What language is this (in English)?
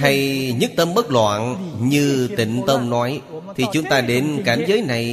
Vietnamese